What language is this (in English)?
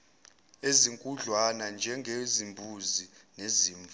Zulu